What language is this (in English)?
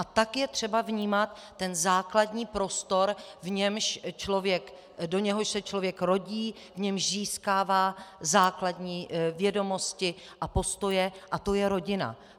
Czech